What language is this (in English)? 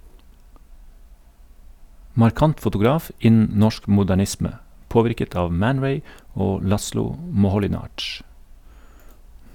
Norwegian